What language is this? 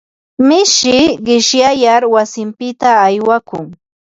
Ambo-Pasco Quechua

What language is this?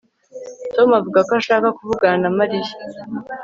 Kinyarwanda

